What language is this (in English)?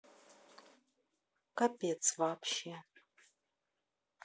Russian